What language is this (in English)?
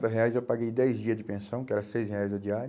Portuguese